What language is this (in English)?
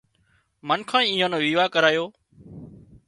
Wadiyara Koli